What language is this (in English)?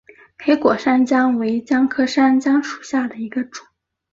Chinese